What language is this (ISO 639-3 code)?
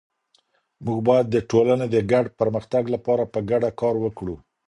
pus